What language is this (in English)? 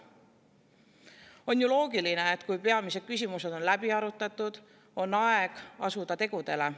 Estonian